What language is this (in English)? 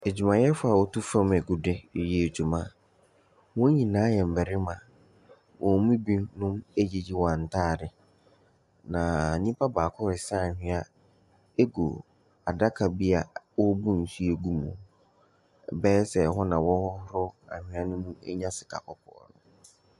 Akan